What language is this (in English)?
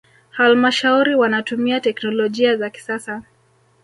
Swahili